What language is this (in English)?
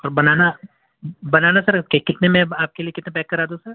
Urdu